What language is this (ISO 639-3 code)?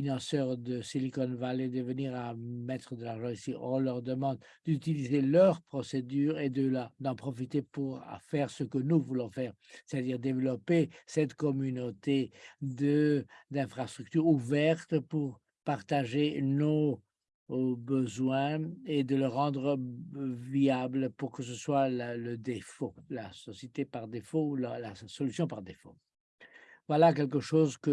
fra